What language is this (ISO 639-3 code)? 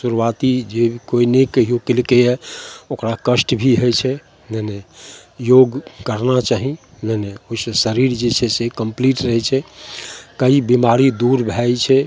mai